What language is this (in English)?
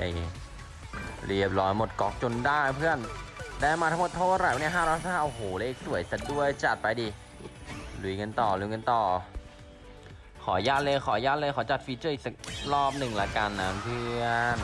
Thai